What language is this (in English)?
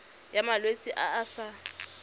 Tswana